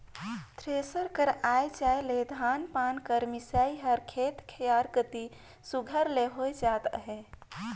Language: Chhattisgarhi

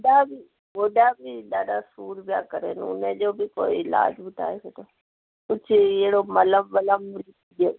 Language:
Sindhi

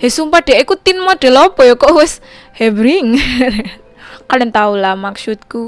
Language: Indonesian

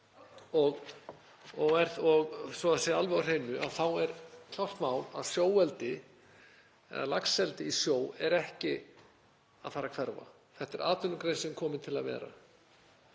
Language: Icelandic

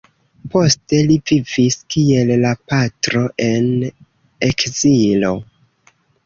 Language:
Esperanto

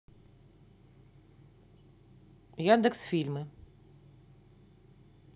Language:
Russian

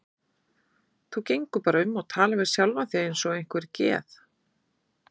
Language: Icelandic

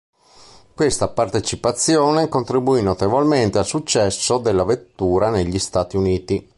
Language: Italian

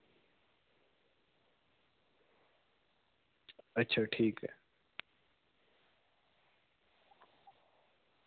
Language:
Dogri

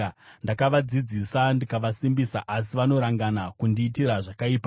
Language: Shona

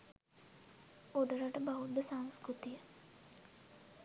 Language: Sinhala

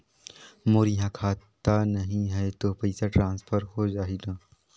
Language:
Chhattisgarhi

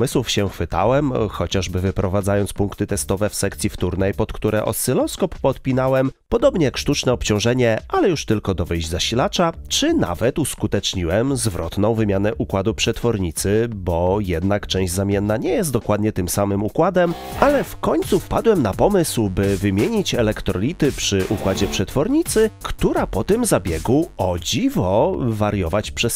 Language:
Polish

